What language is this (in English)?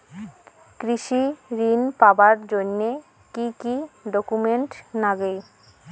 Bangla